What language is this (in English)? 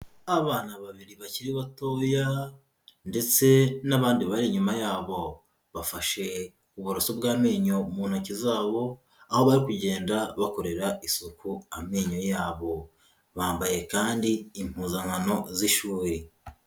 Kinyarwanda